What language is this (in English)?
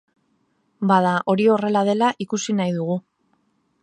Basque